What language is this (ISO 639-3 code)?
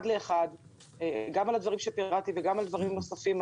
heb